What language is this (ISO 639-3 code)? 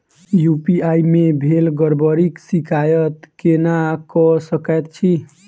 mai